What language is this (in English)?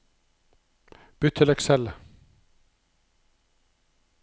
Norwegian